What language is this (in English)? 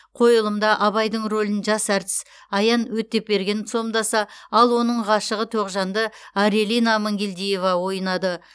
Kazakh